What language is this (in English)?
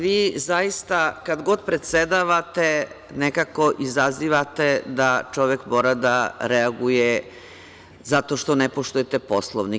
Serbian